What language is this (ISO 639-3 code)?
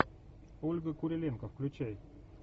rus